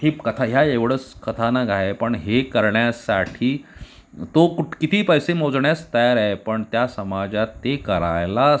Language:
Marathi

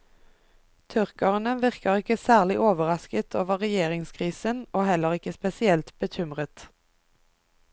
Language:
Norwegian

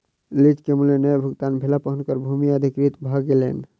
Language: Maithili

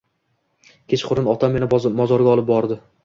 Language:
Uzbek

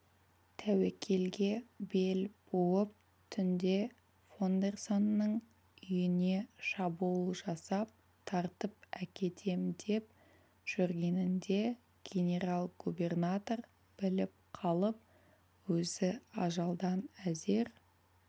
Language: Kazakh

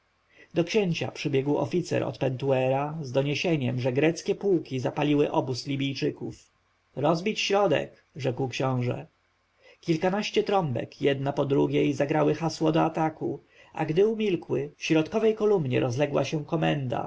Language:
Polish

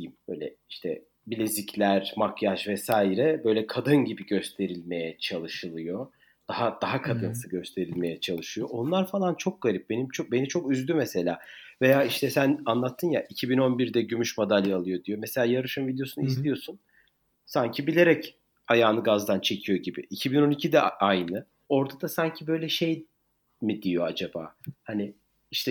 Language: Turkish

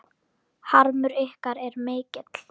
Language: Icelandic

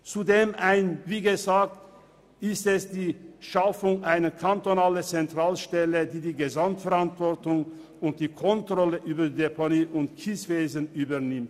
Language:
Swiss German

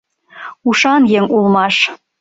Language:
Mari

